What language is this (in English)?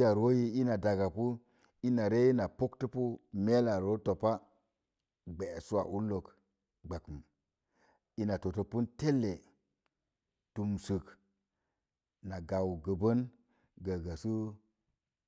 Mom Jango